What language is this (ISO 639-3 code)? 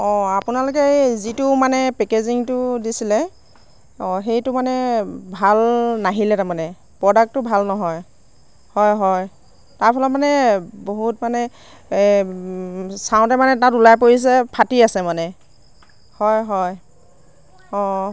asm